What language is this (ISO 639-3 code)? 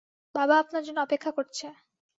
ben